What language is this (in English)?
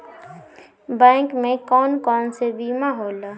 Bhojpuri